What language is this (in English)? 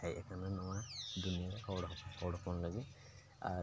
Santali